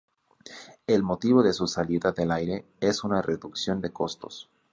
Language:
Spanish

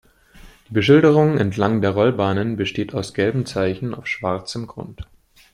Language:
German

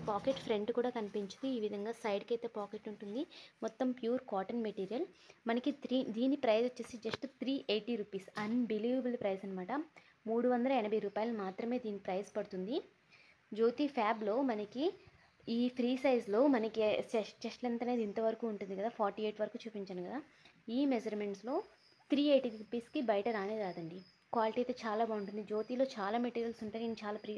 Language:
Telugu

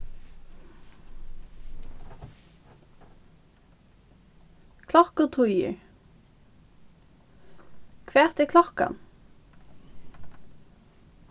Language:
Faroese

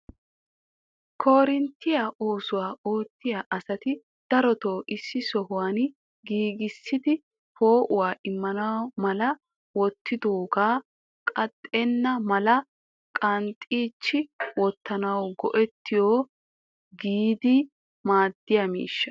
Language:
Wolaytta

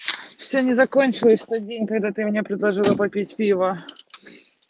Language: Russian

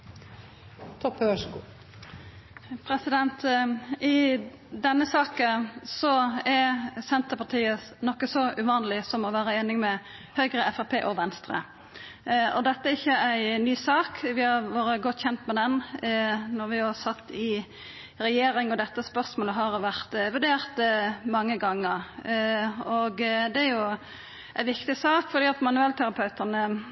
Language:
Norwegian Nynorsk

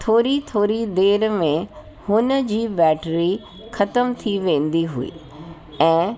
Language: Sindhi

